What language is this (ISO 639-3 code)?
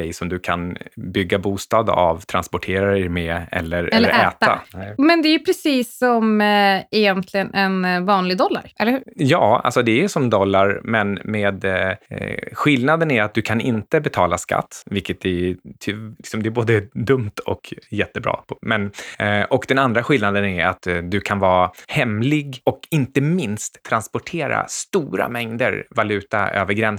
swe